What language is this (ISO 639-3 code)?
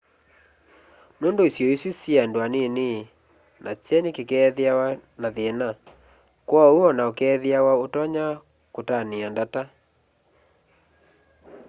kam